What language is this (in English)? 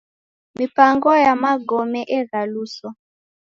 Taita